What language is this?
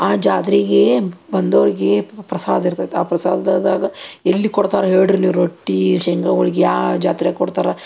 Kannada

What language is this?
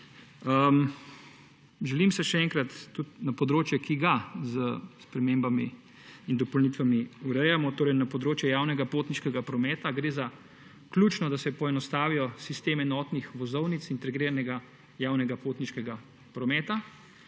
Slovenian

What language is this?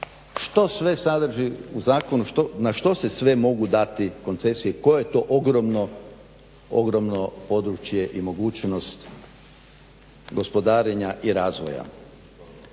Croatian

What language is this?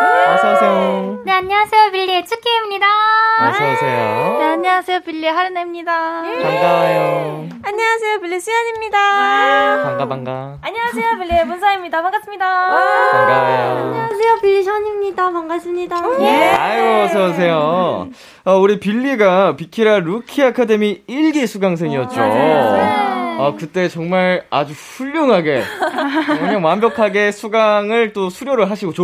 Korean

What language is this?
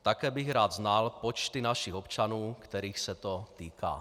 Czech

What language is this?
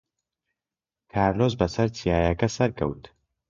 Central Kurdish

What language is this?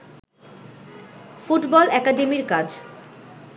Bangla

